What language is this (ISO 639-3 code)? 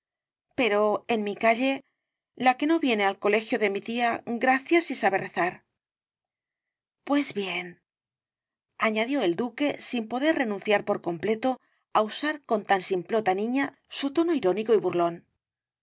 spa